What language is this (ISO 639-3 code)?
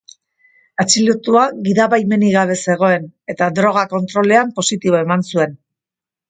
eus